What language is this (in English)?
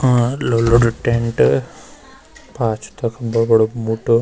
Garhwali